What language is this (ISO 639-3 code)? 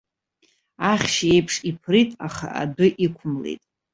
abk